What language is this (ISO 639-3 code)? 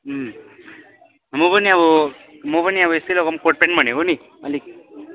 nep